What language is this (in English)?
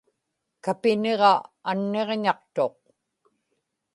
Inupiaq